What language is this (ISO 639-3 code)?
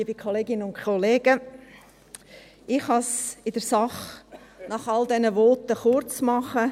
gsw